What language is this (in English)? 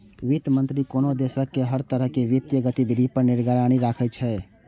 Maithili